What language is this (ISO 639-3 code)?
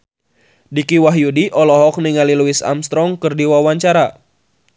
sun